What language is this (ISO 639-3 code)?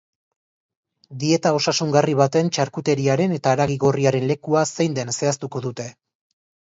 eus